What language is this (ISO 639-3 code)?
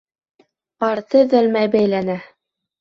bak